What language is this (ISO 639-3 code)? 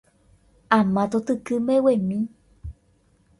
grn